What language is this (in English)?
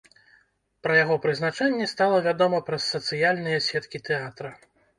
Belarusian